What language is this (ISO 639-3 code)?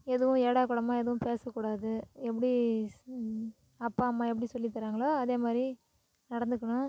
tam